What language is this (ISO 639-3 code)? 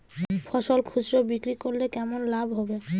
ben